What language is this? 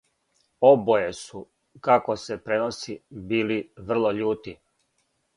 Serbian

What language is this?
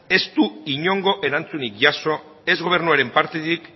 Basque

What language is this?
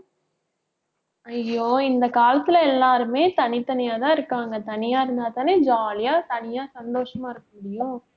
Tamil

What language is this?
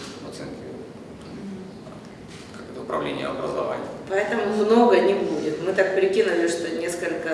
Russian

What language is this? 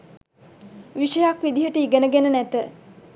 Sinhala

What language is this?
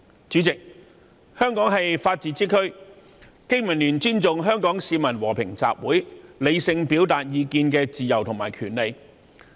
Cantonese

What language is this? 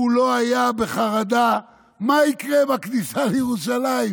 Hebrew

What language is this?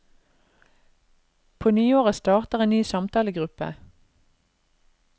Norwegian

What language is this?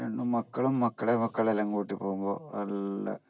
Malayalam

